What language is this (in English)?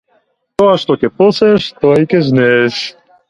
Macedonian